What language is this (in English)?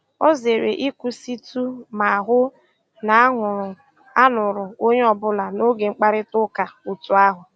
Igbo